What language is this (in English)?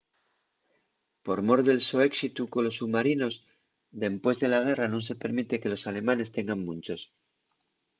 Asturian